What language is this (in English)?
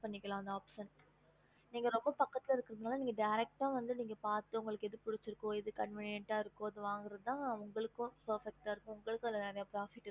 Tamil